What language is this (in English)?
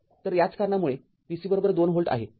Marathi